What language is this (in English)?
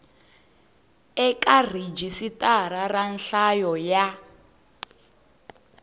Tsonga